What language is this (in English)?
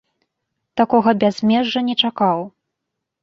Belarusian